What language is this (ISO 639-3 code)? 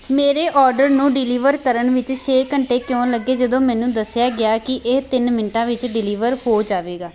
pan